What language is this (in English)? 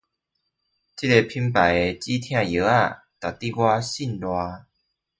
Chinese